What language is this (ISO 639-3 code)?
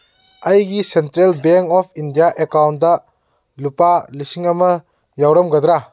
mni